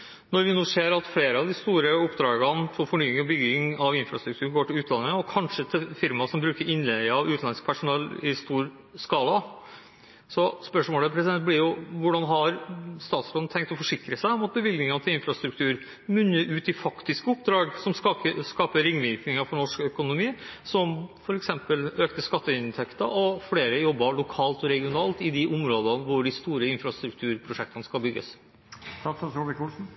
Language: Norwegian Bokmål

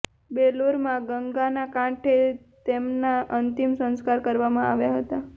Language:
Gujarati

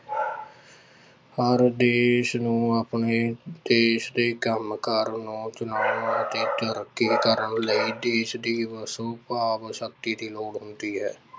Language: Punjabi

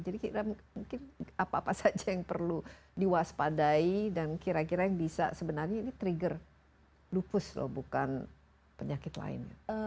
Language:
Indonesian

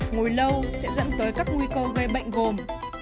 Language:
Vietnamese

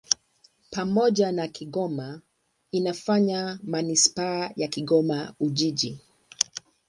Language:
Swahili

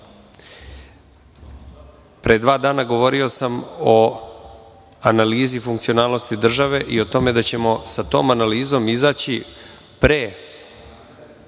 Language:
Serbian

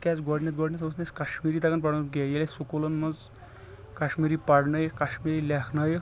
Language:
Kashmiri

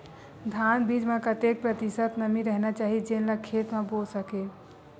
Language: Chhattisgarhi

